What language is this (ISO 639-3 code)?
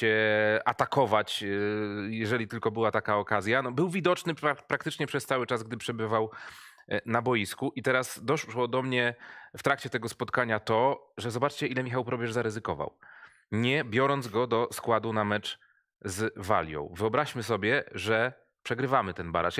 pol